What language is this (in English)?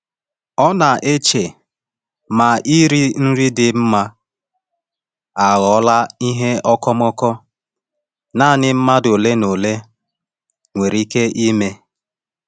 Igbo